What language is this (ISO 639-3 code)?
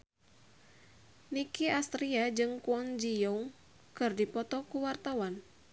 sun